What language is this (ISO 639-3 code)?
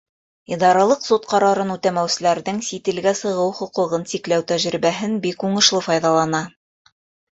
bak